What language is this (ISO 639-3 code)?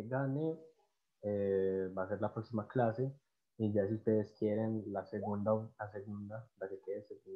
spa